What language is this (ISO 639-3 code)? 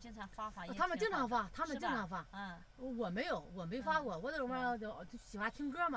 zho